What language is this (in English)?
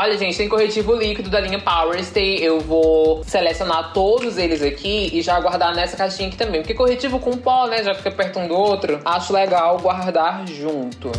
Portuguese